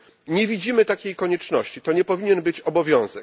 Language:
Polish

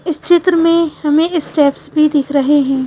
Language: Hindi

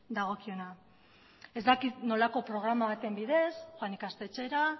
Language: Basque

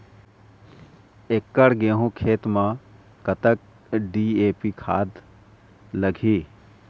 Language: Chhattisgarhi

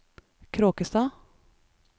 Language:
Norwegian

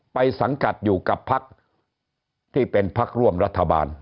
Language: Thai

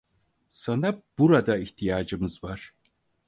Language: Turkish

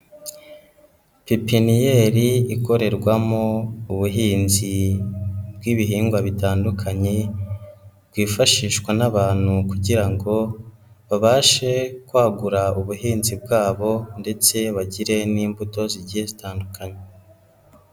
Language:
Kinyarwanda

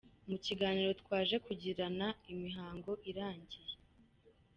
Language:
Kinyarwanda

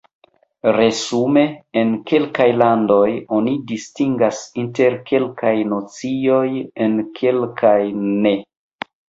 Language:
Esperanto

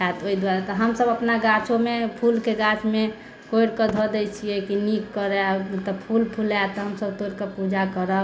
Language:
Maithili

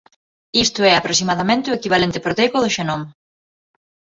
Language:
Galician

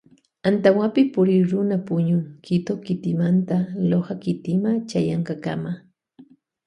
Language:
Loja Highland Quichua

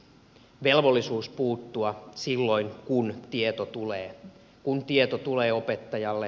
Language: Finnish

